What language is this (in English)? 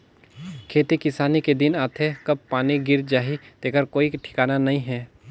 Chhattisgarhi